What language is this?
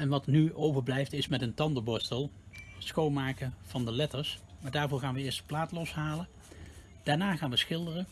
Dutch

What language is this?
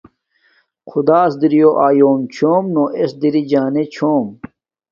Domaaki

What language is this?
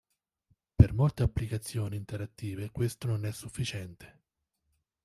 Italian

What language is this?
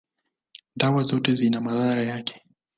Swahili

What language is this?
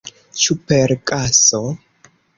Esperanto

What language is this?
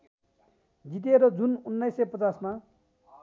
Nepali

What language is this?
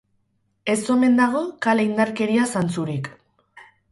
Basque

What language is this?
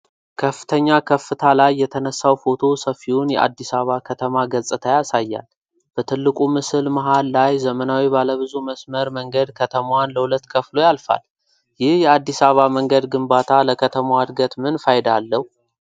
Amharic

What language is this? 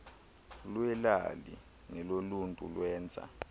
Xhosa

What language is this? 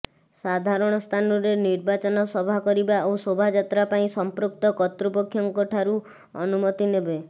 Odia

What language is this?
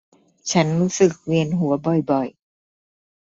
Thai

